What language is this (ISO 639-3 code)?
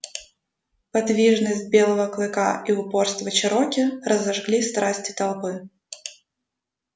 rus